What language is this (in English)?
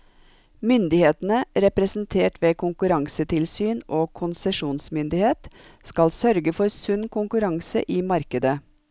Norwegian